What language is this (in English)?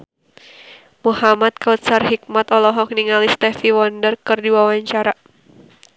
Sundanese